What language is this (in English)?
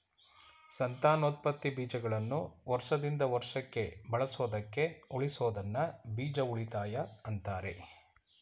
Kannada